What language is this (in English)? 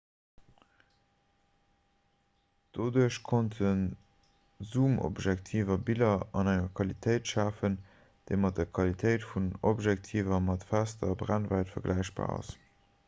Luxembourgish